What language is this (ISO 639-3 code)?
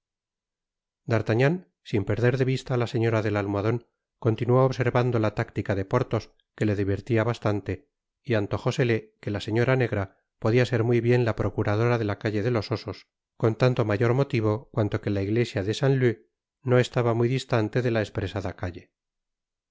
spa